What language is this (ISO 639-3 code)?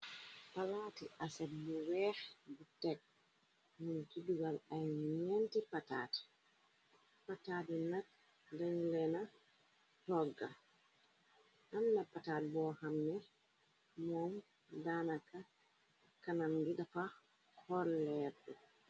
wol